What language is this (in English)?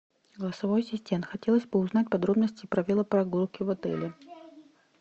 Russian